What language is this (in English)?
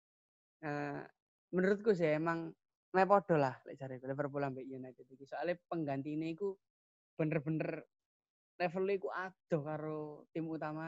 Indonesian